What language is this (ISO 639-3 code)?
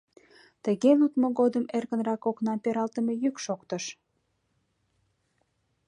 chm